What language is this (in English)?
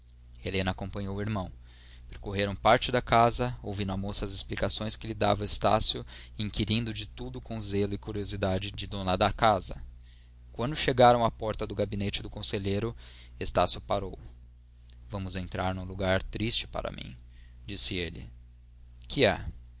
Portuguese